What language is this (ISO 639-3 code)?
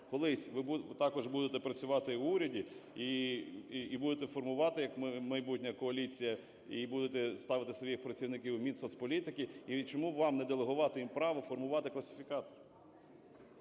ukr